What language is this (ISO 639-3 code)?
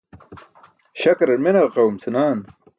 bsk